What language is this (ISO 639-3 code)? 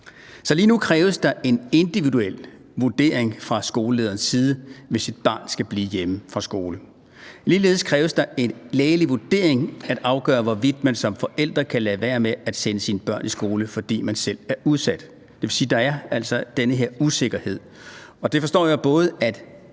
dan